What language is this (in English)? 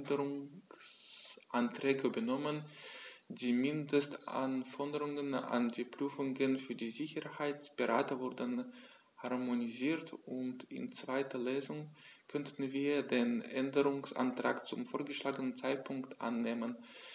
German